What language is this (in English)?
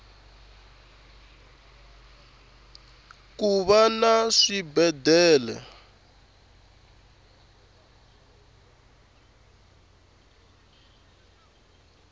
Tsonga